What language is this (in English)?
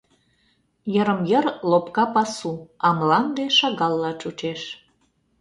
Mari